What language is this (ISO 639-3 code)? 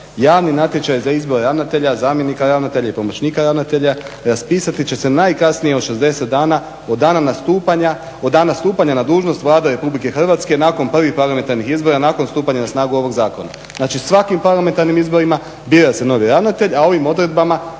hrv